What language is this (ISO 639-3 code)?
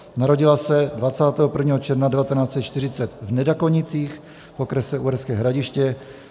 ces